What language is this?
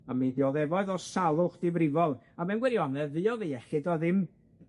Welsh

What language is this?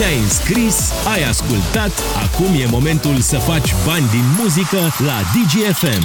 Romanian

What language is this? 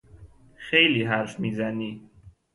Persian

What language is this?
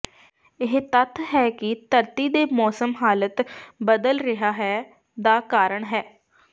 Punjabi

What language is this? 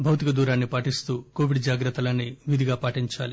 Telugu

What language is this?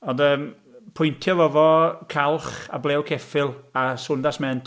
Welsh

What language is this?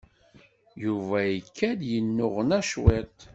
Kabyle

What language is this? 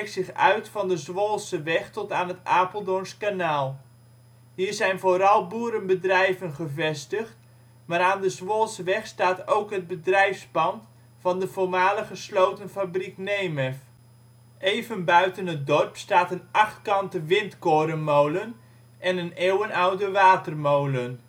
Dutch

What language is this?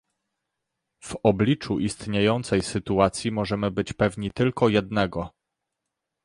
Polish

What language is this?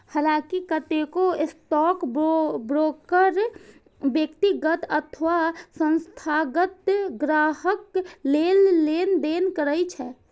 Maithili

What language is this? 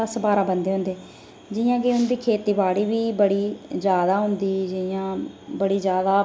Dogri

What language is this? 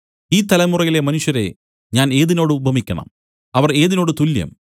Malayalam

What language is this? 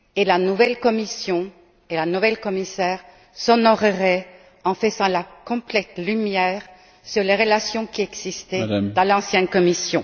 French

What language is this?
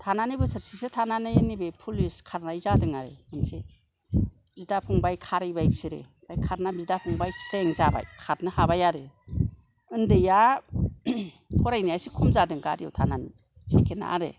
Bodo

